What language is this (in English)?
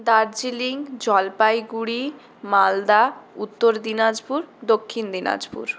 Bangla